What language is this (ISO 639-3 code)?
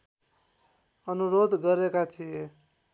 nep